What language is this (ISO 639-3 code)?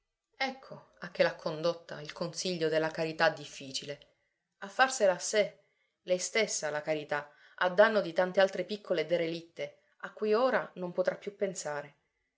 ita